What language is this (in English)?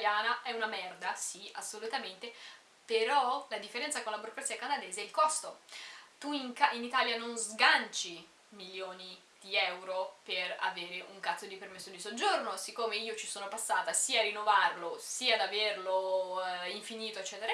Italian